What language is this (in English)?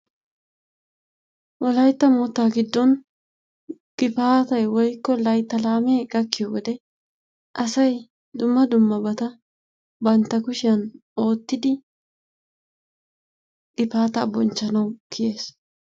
Wolaytta